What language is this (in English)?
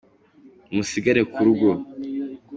Kinyarwanda